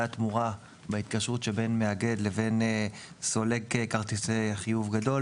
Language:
Hebrew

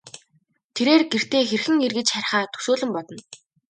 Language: Mongolian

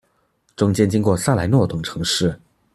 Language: Chinese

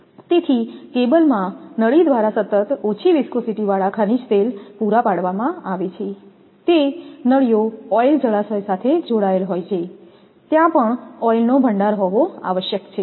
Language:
Gujarati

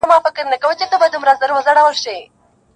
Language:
Pashto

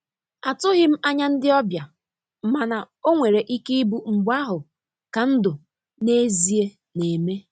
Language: Igbo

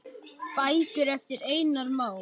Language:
Icelandic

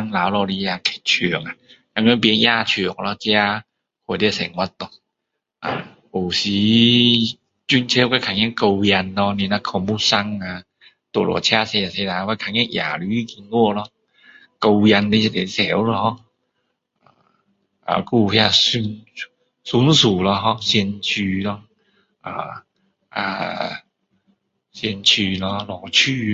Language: Min Dong Chinese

